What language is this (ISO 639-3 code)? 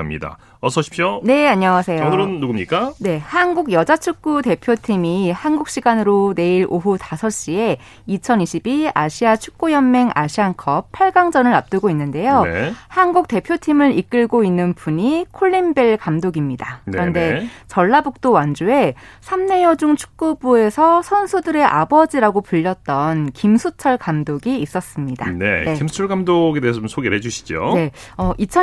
kor